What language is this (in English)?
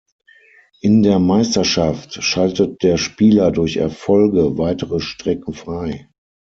German